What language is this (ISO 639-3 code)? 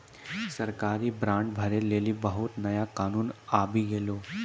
mai